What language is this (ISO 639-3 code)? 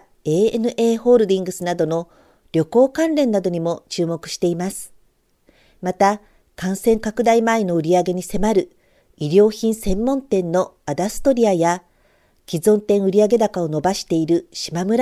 jpn